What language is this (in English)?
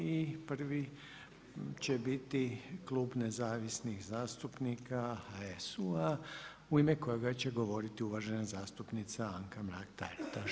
Croatian